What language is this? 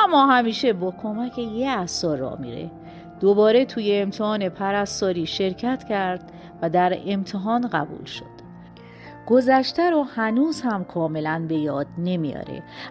Persian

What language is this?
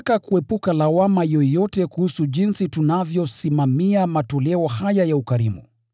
Swahili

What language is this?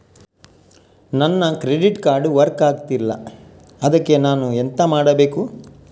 Kannada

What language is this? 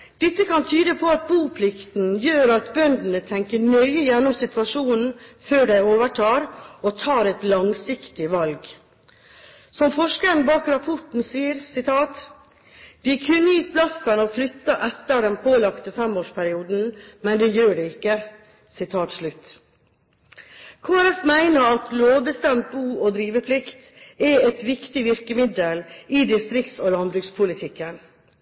Norwegian Bokmål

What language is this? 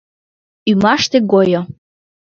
Mari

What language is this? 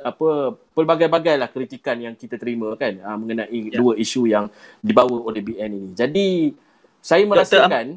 Malay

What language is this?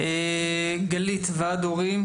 Hebrew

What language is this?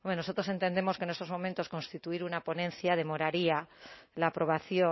Spanish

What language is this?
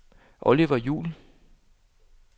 Danish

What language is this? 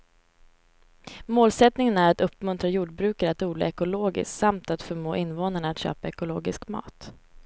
Swedish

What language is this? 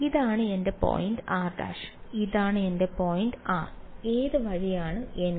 Malayalam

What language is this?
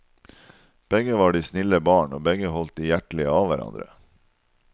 Norwegian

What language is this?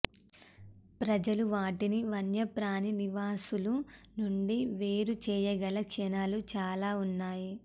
Telugu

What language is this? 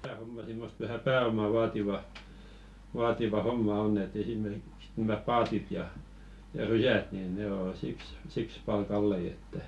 Finnish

